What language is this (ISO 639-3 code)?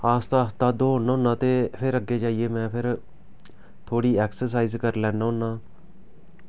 doi